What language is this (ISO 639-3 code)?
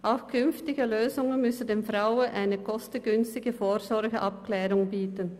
gsw